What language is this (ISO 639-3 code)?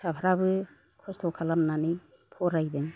brx